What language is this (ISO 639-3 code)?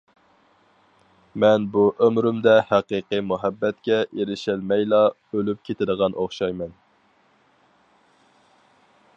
uig